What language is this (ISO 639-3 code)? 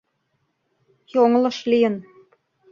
chm